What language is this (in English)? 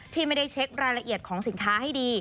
Thai